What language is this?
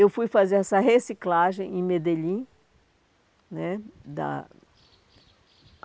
Portuguese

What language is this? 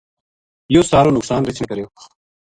Gujari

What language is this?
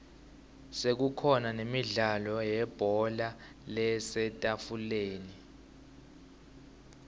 Swati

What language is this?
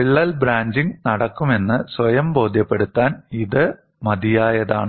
Malayalam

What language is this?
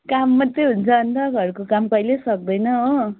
Nepali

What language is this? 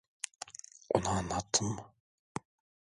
Turkish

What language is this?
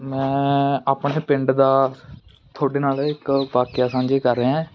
Punjabi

